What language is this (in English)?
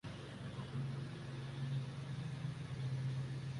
Urdu